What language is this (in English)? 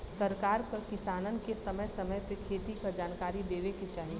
Bhojpuri